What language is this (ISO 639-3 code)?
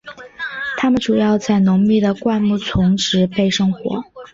zho